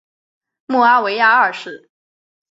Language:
Chinese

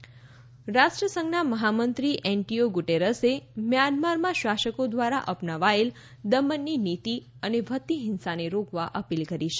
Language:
Gujarati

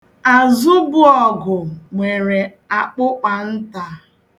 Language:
Igbo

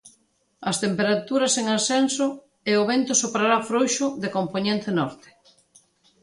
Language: Galician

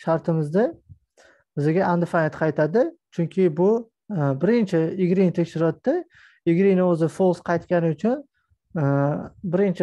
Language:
Turkish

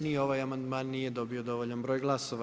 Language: Croatian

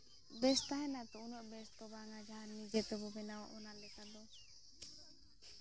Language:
Santali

